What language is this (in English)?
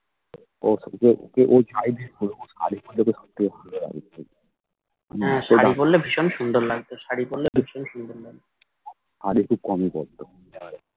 Bangla